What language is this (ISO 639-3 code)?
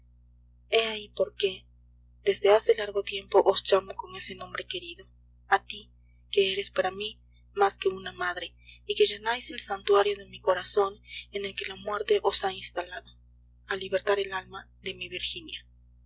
spa